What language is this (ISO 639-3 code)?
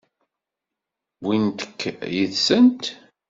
kab